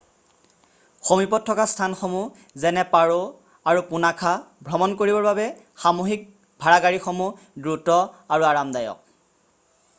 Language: Assamese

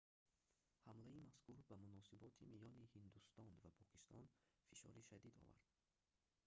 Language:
Tajik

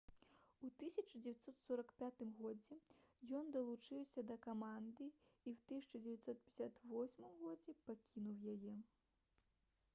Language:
Belarusian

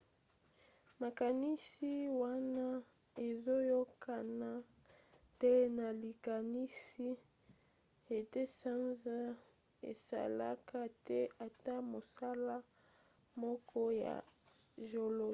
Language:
Lingala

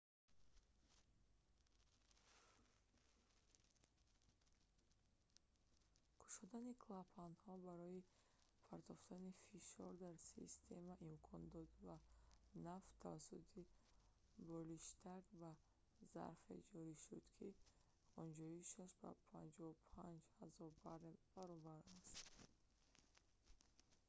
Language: Tajik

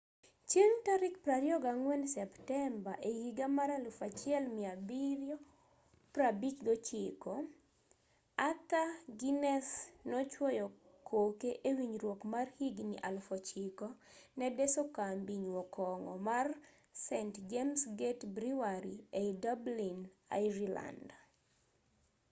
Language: Luo (Kenya and Tanzania)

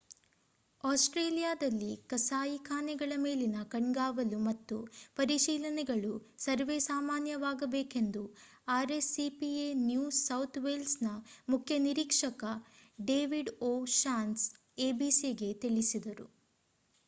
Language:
Kannada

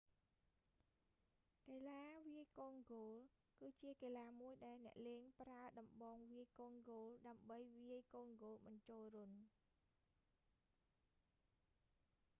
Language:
Khmer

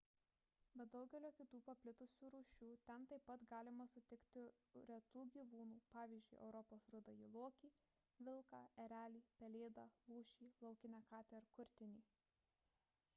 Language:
Lithuanian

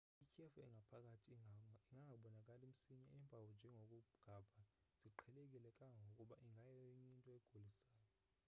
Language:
Xhosa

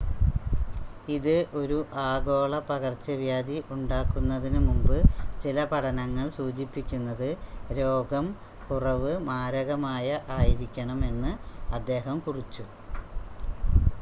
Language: Malayalam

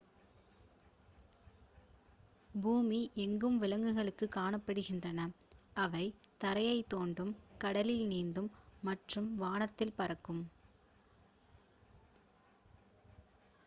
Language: Tamil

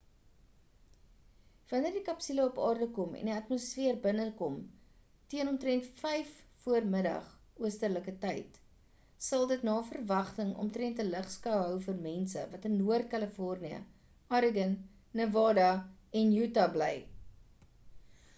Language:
Afrikaans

